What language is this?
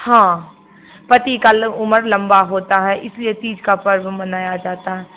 Hindi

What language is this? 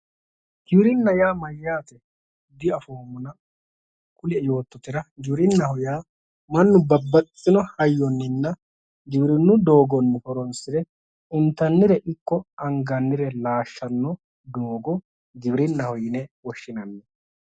Sidamo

